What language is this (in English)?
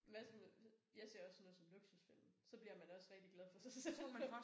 Danish